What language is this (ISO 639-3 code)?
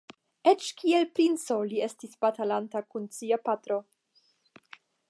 epo